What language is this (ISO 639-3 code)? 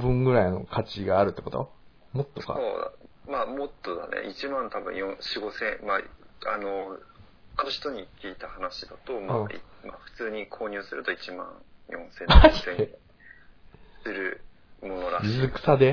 jpn